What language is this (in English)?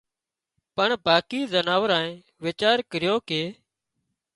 Wadiyara Koli